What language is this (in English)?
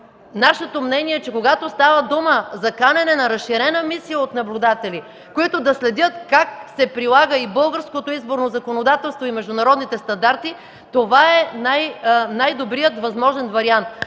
Bulgarian